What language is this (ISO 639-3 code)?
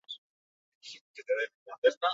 eus